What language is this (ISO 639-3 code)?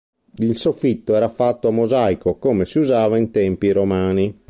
ita